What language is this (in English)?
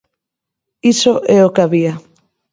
Galician